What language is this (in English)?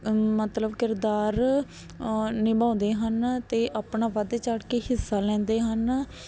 Punjabi